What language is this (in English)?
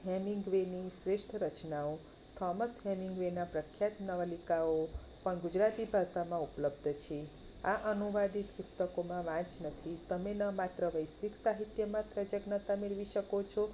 Gujarati